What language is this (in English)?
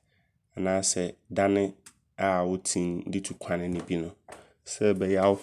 Abron